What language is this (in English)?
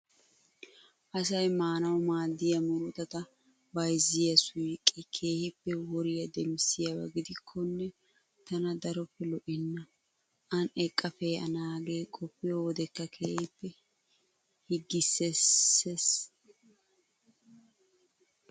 Wolaytta